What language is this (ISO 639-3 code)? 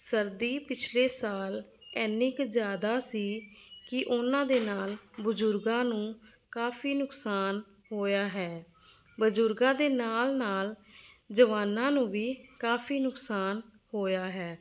pan